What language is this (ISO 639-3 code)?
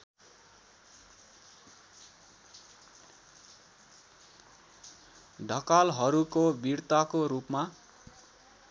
nep